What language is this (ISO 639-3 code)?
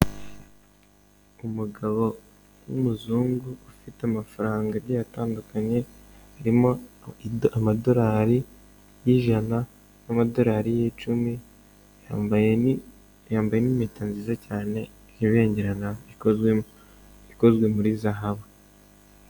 kin